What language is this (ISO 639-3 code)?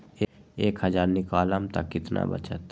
mag